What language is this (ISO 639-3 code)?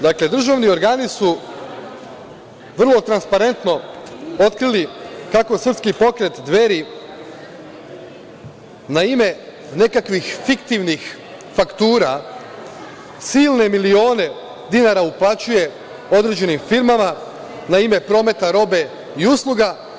srp